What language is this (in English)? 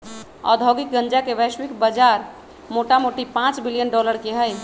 Magahi